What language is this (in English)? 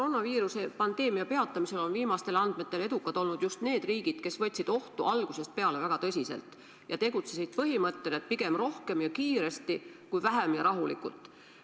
Estonian